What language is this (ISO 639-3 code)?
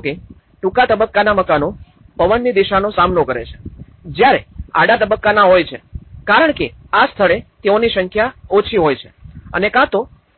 guj